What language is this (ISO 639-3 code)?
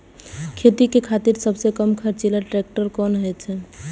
mai